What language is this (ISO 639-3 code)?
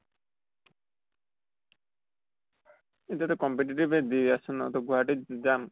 asm